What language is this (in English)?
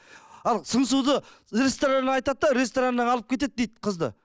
Kazakh